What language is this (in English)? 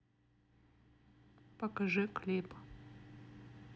Russian